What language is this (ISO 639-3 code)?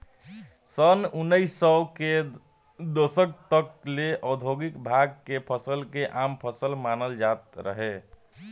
bho